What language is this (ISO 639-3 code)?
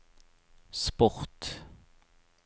nor